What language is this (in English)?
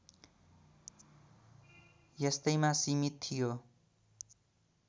Nepali